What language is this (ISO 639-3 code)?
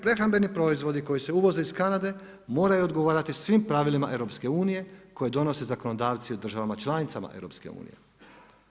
hrv